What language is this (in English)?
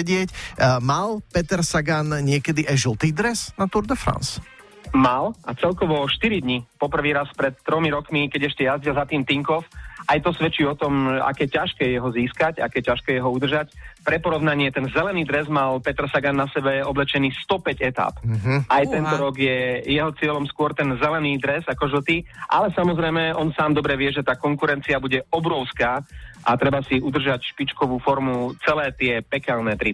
Slovak